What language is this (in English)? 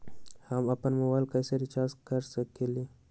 Magahi